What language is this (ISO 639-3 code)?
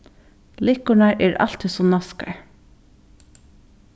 fao